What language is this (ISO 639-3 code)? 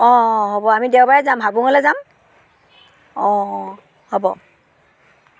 asm